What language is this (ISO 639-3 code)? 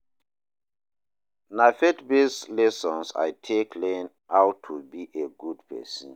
pcm